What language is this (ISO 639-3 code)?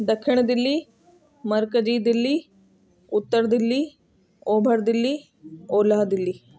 snd